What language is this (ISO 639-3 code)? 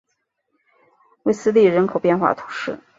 zho